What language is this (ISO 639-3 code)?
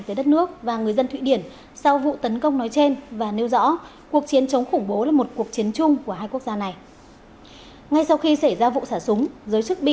vie